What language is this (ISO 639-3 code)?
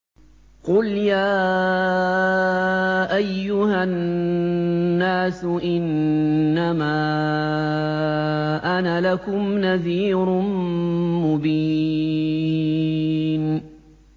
ara